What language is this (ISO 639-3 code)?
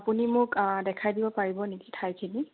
asm